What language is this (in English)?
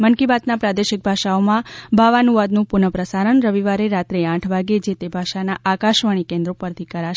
Gujarati